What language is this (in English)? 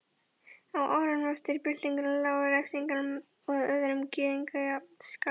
Icelandic